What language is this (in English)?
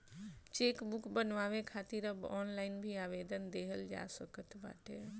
Bhojpuri